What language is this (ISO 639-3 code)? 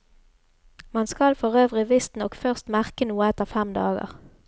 nor